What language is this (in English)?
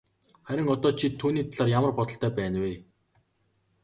Mongolian